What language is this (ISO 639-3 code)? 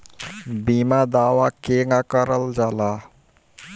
bho